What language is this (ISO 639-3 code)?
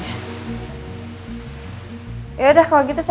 ind